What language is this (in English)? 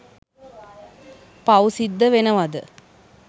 Sinhala